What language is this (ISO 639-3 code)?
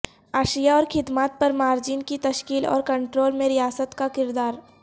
urd